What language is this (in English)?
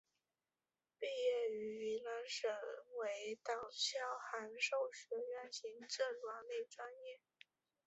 Chinese